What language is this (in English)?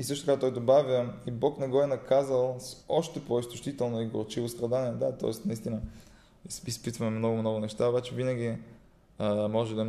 Bulgarian